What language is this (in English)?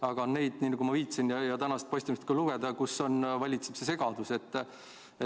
Estonian